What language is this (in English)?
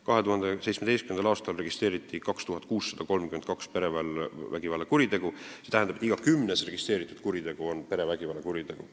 Estonian